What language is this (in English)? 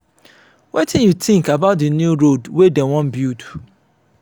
Nigerian Pidgin